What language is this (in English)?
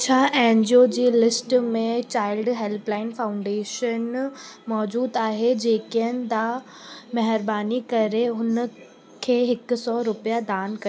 Sindhi